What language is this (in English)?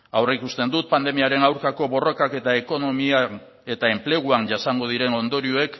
Basque